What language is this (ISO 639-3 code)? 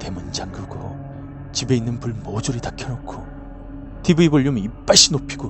kor